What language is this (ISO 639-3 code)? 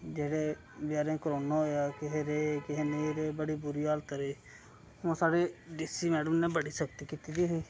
doi